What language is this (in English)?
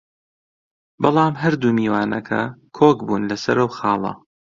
Central Kurdish